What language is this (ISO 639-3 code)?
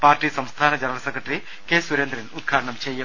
mal